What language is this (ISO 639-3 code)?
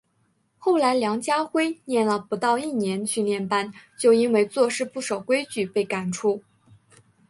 zho